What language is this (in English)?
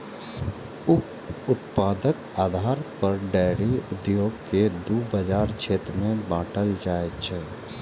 Maithili